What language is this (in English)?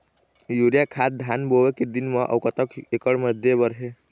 Chhattisgarhi